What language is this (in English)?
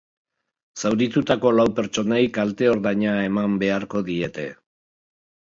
Basque